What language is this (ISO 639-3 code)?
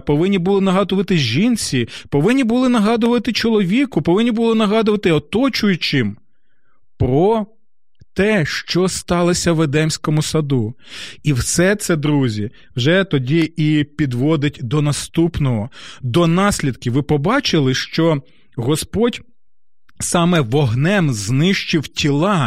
ukr